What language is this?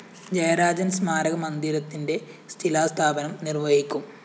Malayalam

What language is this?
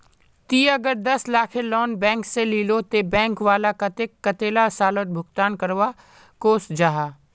Magahi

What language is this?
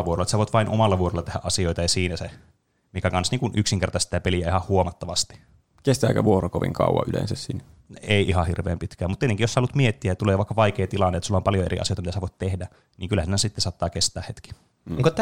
Finnish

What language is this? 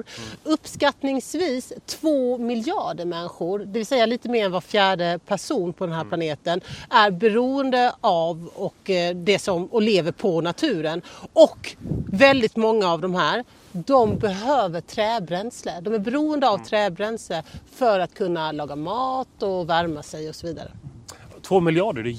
Swedish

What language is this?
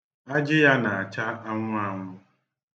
Igbo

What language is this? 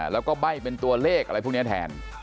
Thai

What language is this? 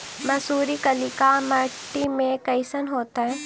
Magahi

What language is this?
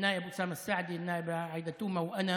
Hebrew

